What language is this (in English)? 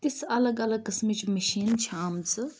Kashmiri